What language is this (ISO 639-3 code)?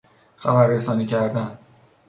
fas